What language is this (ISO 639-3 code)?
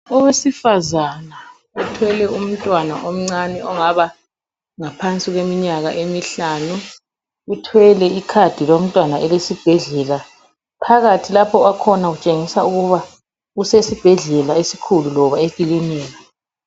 nde